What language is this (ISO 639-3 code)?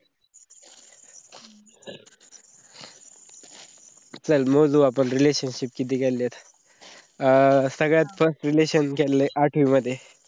mar